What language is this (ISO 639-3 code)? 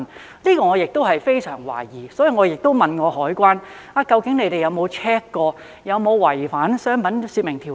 yue